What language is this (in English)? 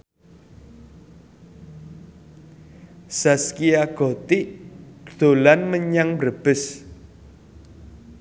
Javanese